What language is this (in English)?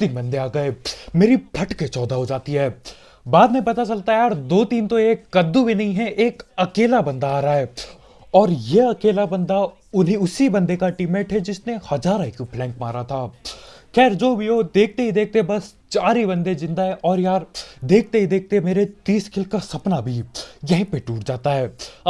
Hindi